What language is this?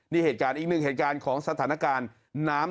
Thai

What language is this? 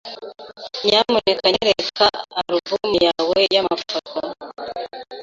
Kinyarwanda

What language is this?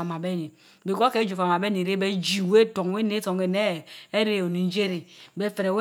Mbe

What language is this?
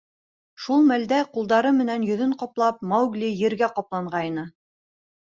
Bashkir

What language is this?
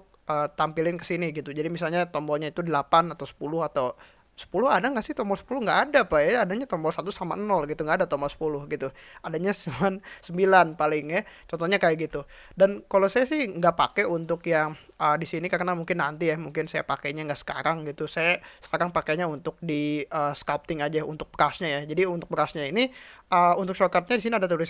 Indonesian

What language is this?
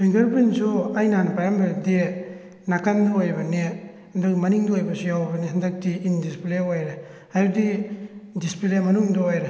Manipuri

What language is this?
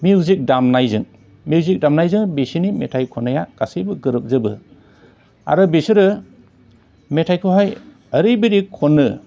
Bodo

